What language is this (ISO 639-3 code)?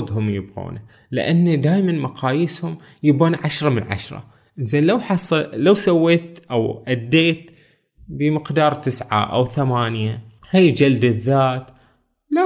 ara